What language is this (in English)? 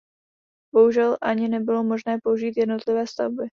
Czech